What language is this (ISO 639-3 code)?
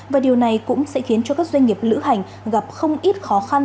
vie